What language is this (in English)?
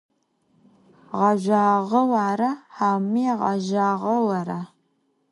Adyghe